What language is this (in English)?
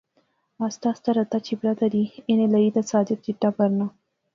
Pahari-Potwari